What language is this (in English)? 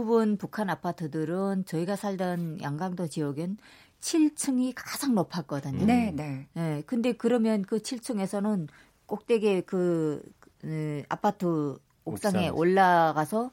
Korean